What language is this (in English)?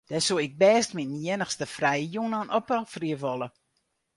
Western Frisian